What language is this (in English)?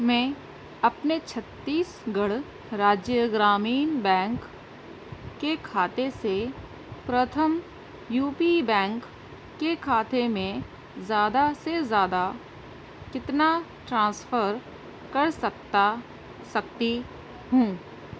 Urdu